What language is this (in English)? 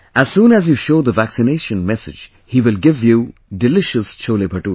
English